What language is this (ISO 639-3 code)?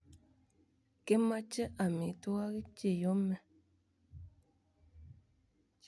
kln